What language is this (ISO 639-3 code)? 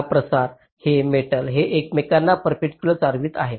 mar